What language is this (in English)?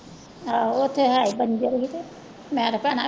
Punjabi